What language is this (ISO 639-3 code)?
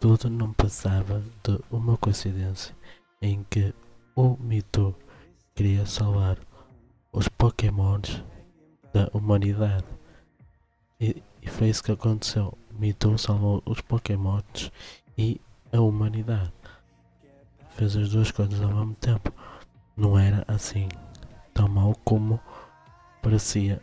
por